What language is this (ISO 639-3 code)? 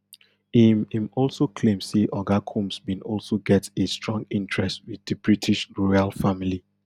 pcm